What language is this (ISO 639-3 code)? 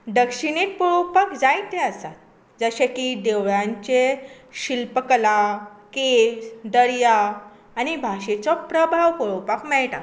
kok